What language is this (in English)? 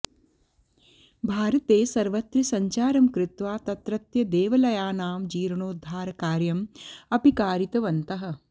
Sanskrit